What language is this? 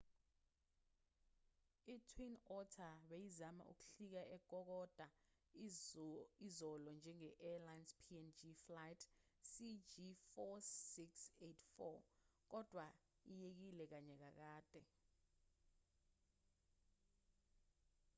Zulu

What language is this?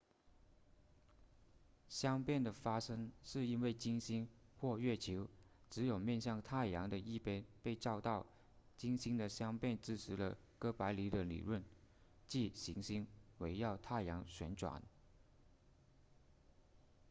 Chinese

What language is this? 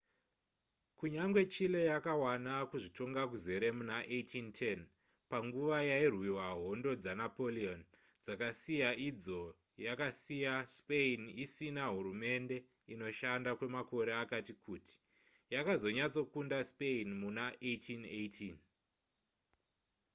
Shona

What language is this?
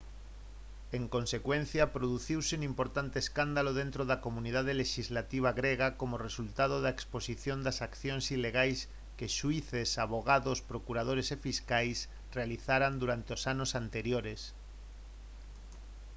Galician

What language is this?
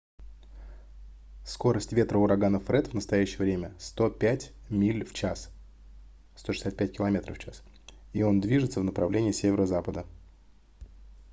Russian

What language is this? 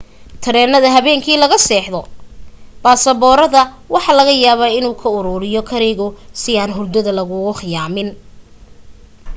Somali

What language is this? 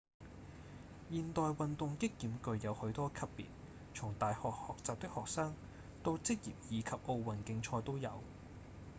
Cantonese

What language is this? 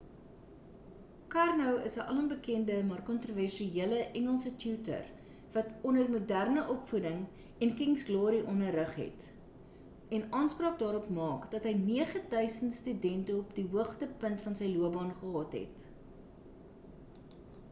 Afrikaans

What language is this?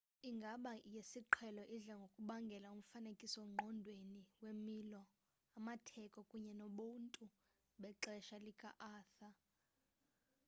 Xhosa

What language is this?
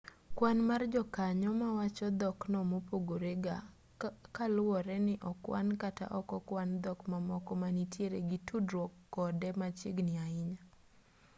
Luo (Kenya and Tanzania)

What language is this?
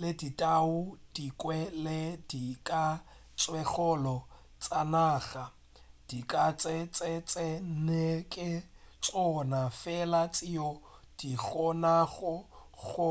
Northern Sotho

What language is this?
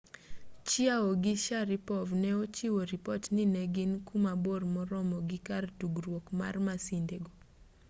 Luo (Kenya and Tanzania)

